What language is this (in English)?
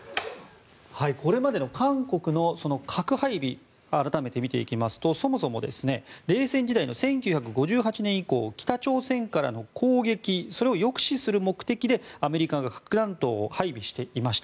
Japanese